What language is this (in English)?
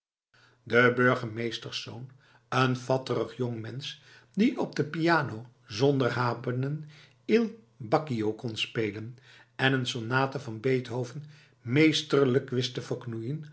Dutch